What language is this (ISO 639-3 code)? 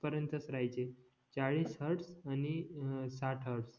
mar